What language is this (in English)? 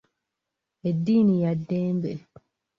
Ganda